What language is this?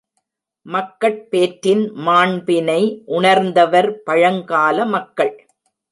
Tamil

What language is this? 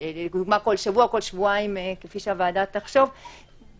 Hebrew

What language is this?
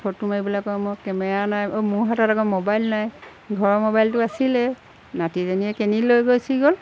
Assamese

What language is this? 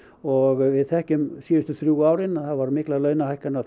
Icelandic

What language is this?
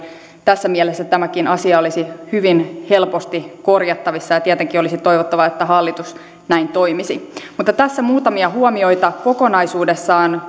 Finnish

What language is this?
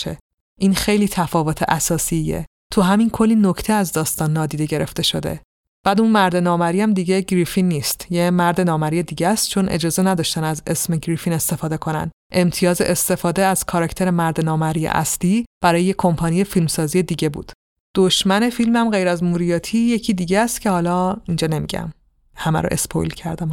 Persian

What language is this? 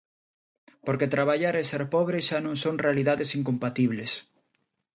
Galician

